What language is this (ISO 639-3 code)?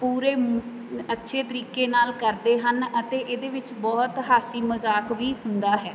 pan